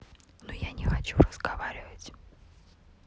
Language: Russian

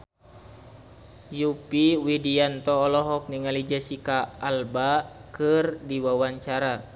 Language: Sundanese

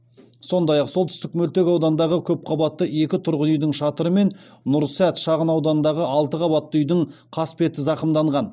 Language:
Kazakh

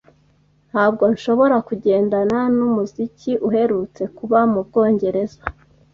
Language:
Kinyarwanda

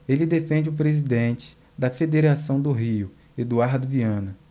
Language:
Portuguese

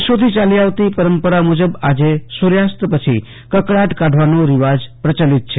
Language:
Gujarati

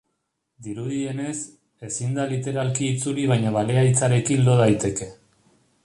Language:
Basque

